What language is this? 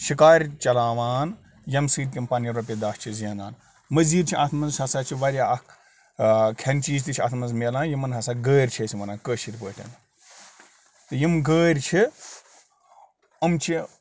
Kashmiri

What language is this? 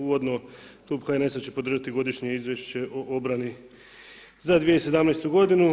Croatian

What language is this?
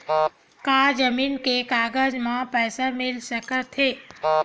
Chhattisgarhi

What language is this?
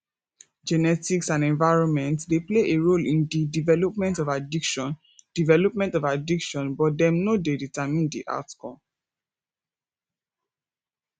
Nigerian Pidgin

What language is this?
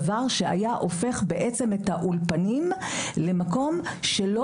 Hebrew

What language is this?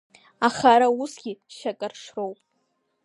Abkhazian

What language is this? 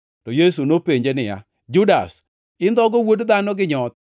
Luo (Kenya and Tanzania)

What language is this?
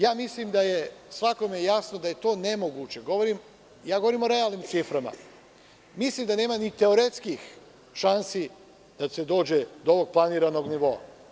Serbian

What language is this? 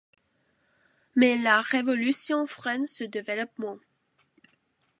French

